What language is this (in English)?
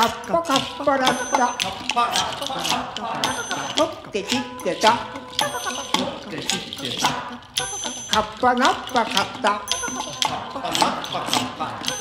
Japanese